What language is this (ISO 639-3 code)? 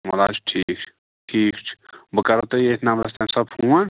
kas